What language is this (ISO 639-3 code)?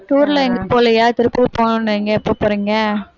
tam